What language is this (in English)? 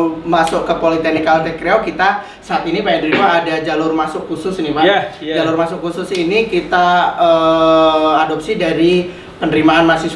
Indonesian